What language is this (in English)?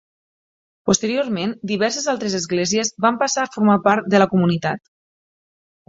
Catalan